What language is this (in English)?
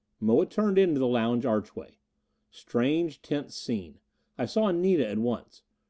English